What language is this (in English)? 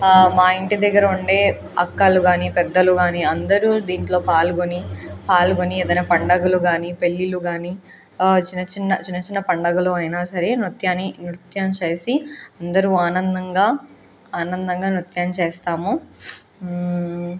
Telugu